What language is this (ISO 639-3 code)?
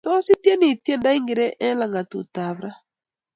kln